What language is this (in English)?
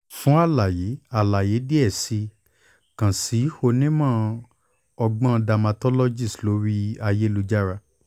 Yoruba